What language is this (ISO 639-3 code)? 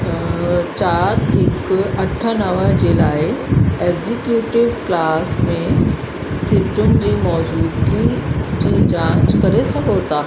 snd